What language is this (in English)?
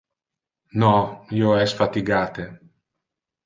Interlingua